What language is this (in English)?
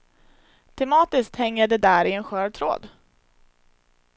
Swedish